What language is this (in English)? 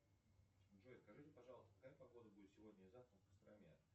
Russian